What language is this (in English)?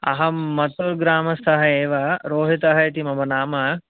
Sanskrit